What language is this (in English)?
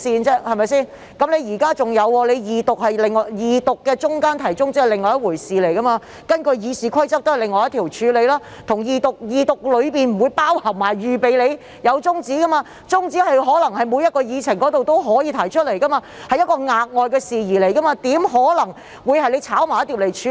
Cantonese